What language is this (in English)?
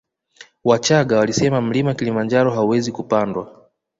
Swahili